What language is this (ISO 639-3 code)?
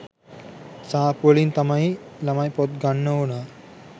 sin